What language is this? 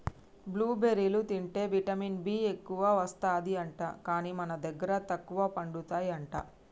Telugu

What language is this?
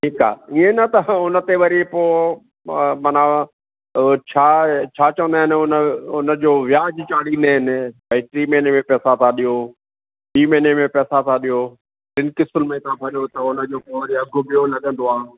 Sindhi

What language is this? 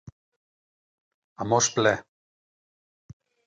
Catalan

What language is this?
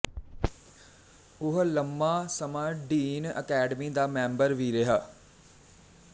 Punjabi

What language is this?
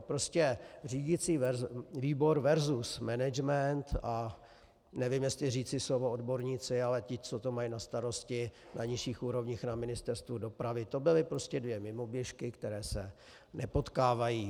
Czech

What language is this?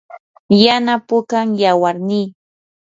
Yanahuanca Pasco Quechua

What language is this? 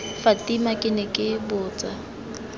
Tswana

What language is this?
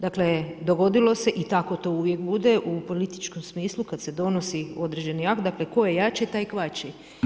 Croatian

